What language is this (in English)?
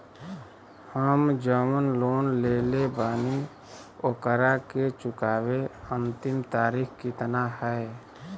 Bhojpuri